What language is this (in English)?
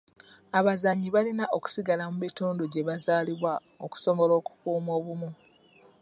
Ganda